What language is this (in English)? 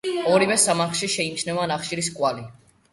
Georgian